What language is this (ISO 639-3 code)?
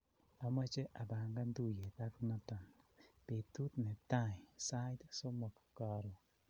kln